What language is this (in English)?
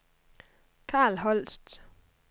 Danish